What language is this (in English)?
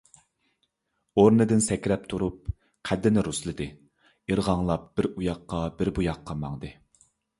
Uyghur